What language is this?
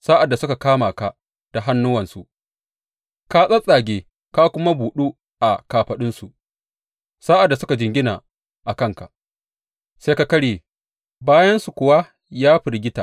Hausa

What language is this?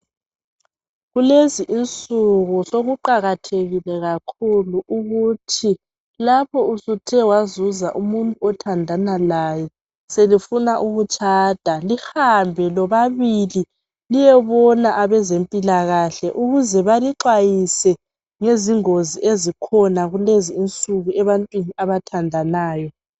North Ndebele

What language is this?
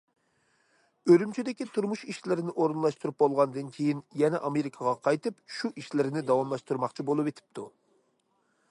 Uyghur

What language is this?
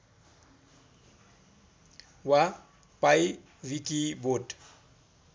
Nepali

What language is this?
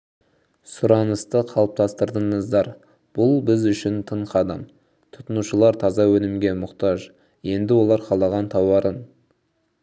Kazakh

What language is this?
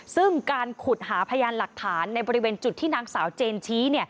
Thai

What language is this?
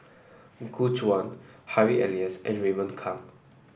English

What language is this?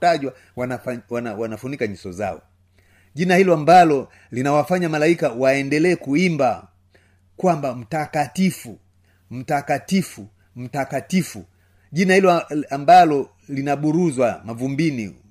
Swahili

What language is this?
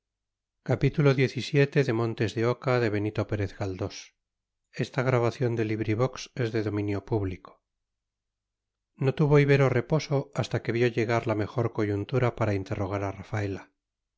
Spanish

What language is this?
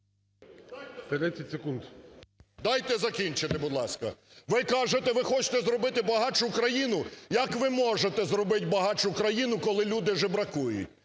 Ukrainian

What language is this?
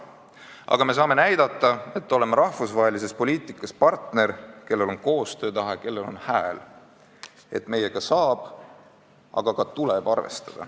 Estonian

